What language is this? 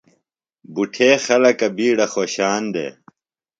Phalura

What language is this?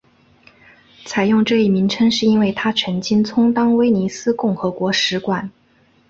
Chinese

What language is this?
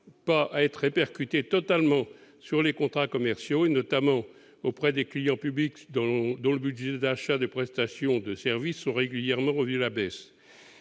French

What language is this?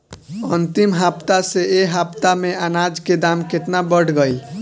Bhojpuri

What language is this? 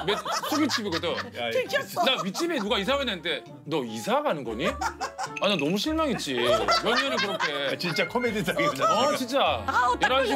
Korean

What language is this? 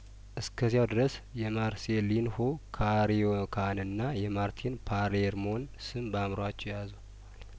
Amharic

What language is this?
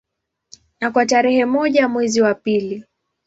Swahili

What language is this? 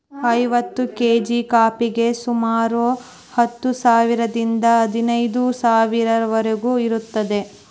Kannada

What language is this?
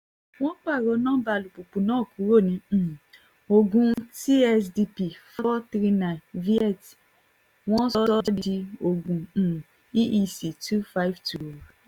Yoruba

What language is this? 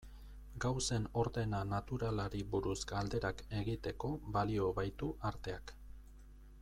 Basque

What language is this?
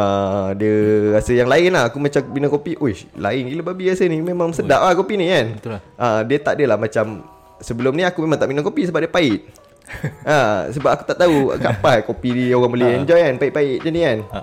Malay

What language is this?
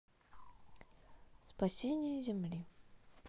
Russian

